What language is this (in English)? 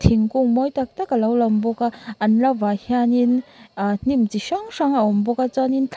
Mizo